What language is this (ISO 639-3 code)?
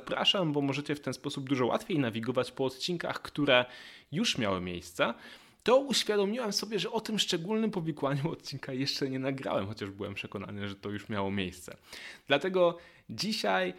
pol